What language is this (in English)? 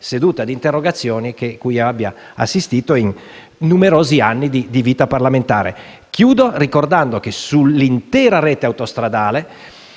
Italian